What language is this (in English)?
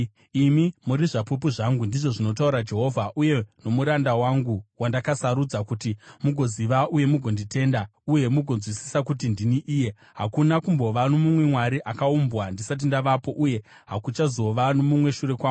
Shona